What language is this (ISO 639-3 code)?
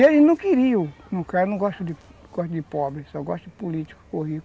por